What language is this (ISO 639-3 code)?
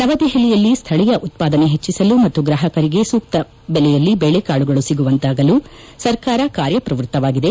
kan